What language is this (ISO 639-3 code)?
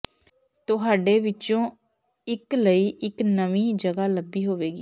pan